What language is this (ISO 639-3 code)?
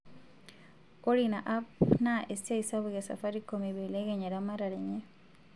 mas